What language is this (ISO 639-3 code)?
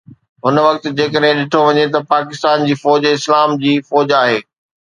snd